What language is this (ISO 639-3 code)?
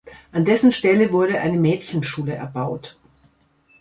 deu